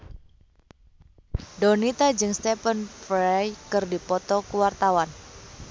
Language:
Sundanese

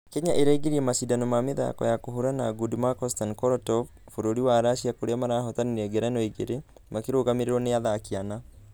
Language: Kikuyu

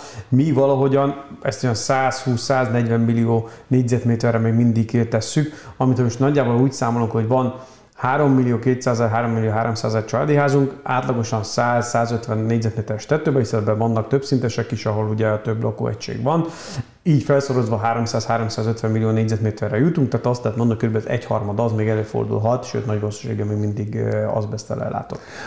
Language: Hungarian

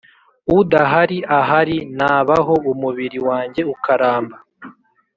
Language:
Kinyarwanda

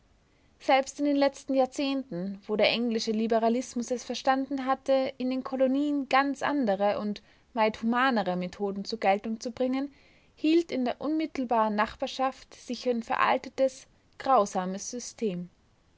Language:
German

